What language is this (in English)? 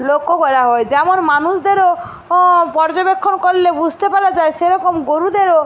Bangla